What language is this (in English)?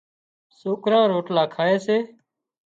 Wadiyara Koli